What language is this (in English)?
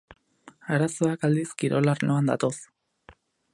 Basque